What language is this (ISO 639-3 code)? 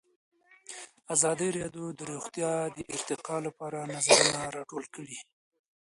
pus